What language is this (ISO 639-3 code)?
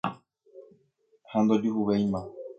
grn